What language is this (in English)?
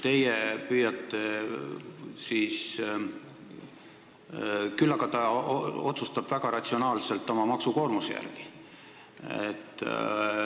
Estonian